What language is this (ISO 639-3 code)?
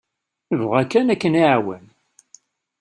kab